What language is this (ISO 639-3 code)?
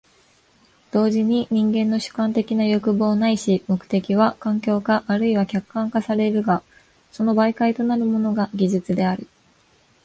jpn